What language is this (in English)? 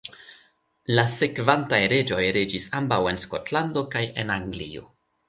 Esperanto